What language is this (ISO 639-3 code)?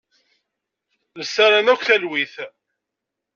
kab